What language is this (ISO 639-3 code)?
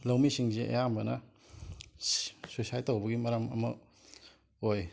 mni